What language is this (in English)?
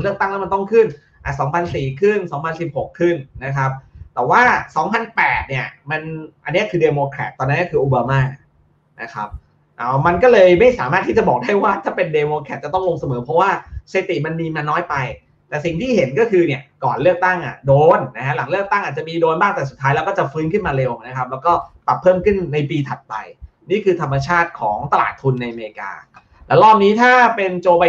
Thai